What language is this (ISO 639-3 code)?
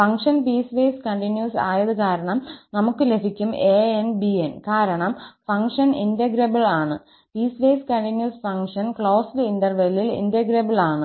mal